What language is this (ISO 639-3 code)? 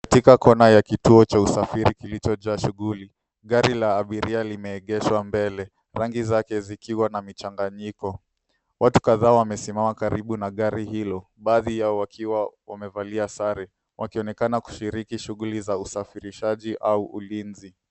swa